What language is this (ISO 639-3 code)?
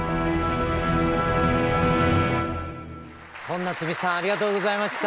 jpn